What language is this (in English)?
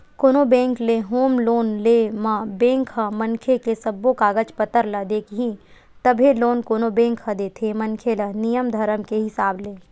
Chhattisgarhi